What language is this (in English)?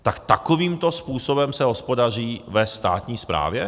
Czech